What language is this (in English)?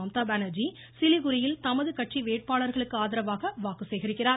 Tamil